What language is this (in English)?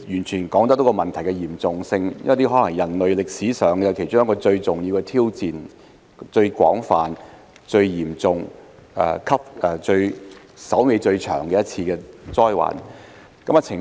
Cantonese